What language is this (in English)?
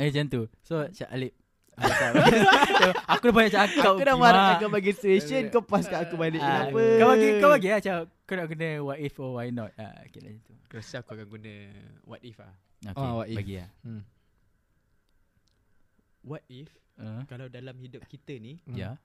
Malay